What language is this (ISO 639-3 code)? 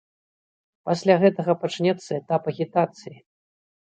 bel